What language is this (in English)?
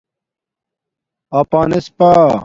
Domaaki